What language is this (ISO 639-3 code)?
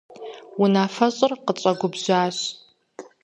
kbd